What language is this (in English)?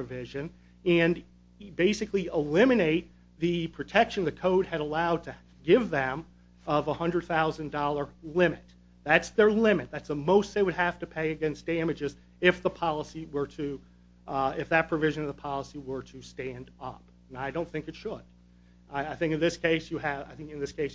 English